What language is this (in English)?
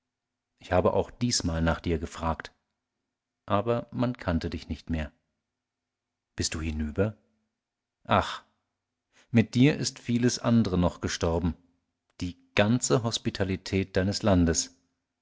German